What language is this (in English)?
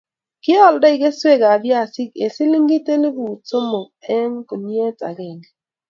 Kalenjin